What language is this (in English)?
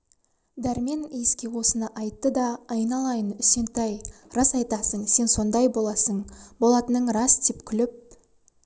Kazakh